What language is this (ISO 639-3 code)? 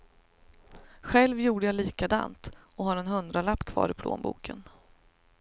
swe